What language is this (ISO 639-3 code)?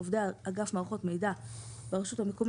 heb